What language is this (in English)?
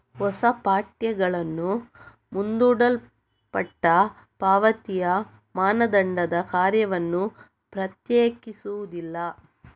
Kannada